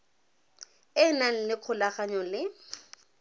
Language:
Tswana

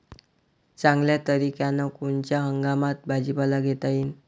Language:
Marathi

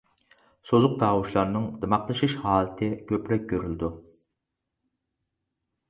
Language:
Uyghur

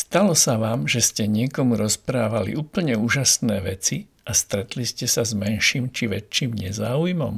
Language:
Slovak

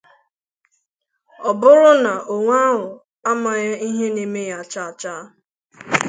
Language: Igbo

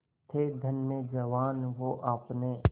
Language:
Hindi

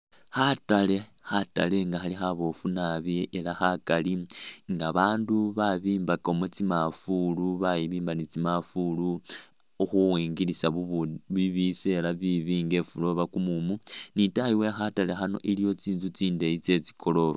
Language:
Masaaba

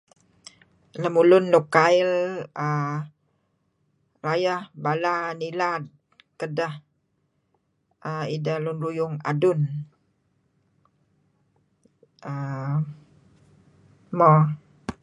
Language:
Kelabit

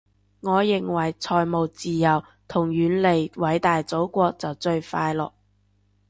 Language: Cantonese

